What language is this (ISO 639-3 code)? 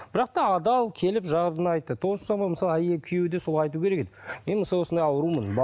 kaz